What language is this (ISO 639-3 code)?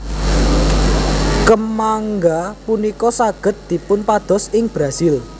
jav